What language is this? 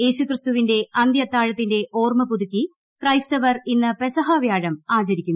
Malayalam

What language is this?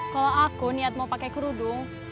Indonesian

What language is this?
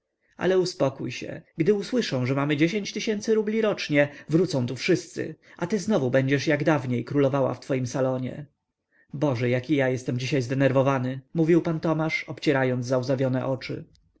Polish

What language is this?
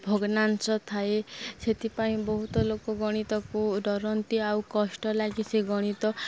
Odia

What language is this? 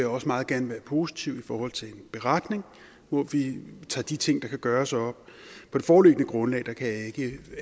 Danish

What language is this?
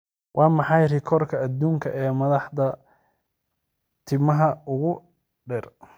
Somali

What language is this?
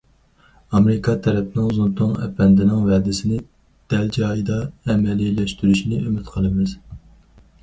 Uyghur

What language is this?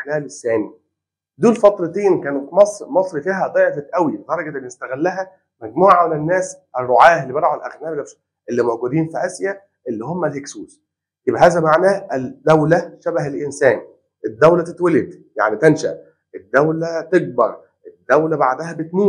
Arabic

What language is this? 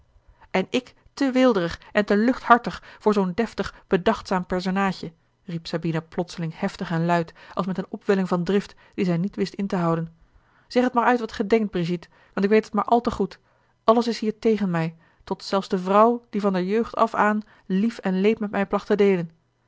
Dutch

